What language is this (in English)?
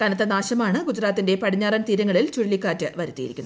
Malayalam